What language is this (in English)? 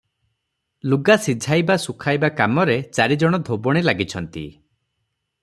Odia